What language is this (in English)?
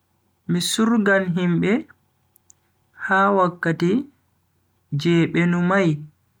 Bagirmi Fulfulde